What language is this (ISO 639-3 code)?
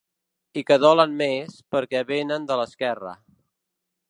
cat